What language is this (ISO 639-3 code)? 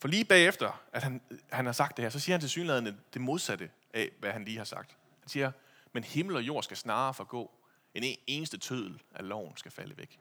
dan